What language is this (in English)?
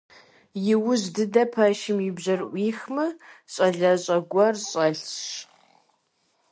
Kabardian